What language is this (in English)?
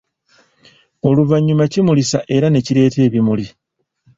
Ganda